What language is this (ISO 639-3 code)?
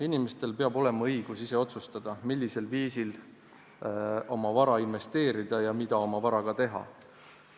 est